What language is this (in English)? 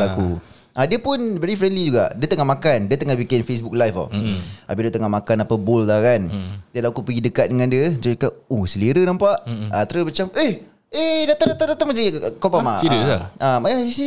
Malay